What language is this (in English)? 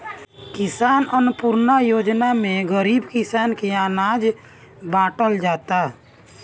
Bhojpuri